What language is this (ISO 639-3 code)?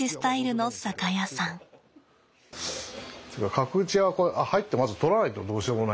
jpn